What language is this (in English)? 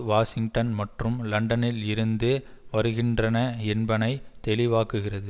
Tamil